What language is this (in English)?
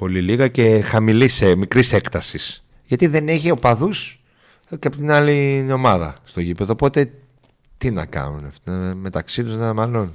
Greek